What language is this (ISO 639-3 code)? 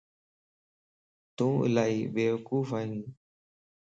lss